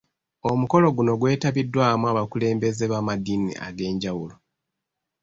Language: Ganda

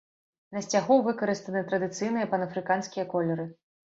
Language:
Belarusian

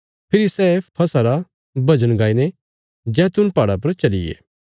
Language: Bilaspuri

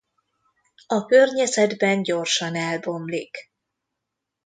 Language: Hungarian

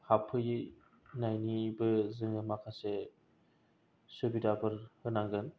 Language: Bodo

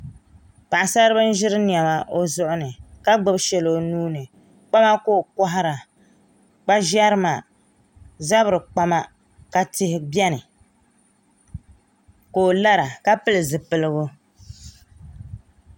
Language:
Dagbani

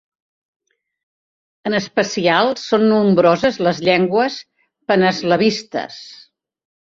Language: Catalan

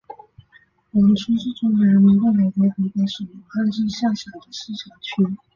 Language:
Chinese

